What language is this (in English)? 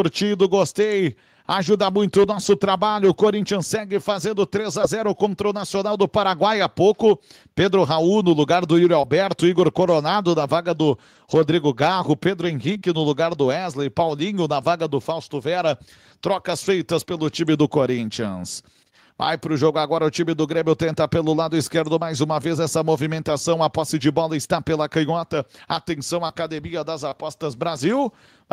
Portuguese